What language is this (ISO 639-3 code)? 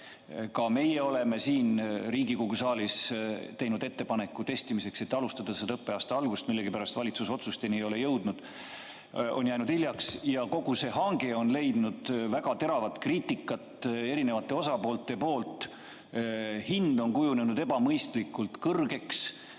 est